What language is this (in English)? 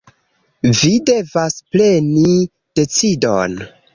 Esperanto